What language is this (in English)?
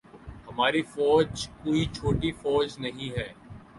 Urdu